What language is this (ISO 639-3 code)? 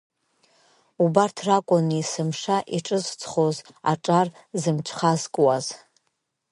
abk